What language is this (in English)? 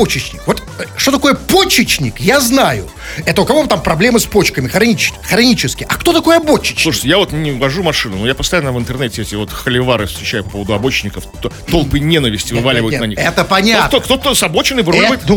Russian